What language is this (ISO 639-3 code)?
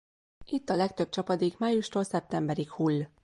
hun